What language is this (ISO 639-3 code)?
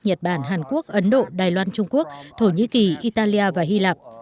vie